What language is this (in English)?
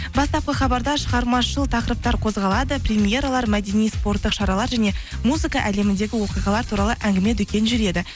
Kazakh